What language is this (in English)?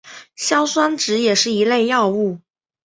Chinese